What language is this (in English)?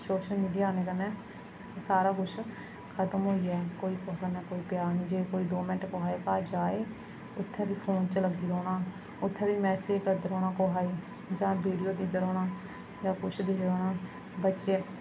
Dogri